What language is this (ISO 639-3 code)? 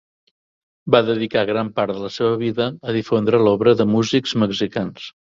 cat